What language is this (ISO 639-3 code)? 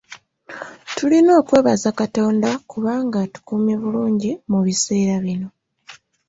lug